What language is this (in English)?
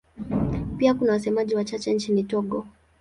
Swahili